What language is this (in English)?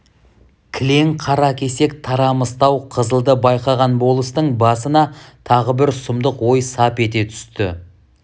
Kazakh